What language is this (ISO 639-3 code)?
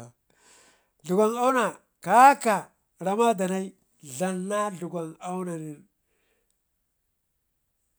ngi